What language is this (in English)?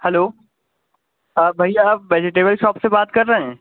Urdu